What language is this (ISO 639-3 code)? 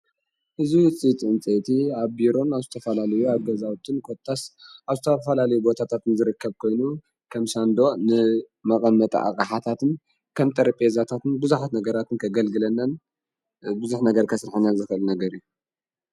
tir